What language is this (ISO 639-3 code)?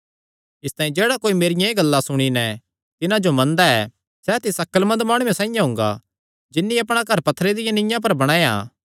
xnr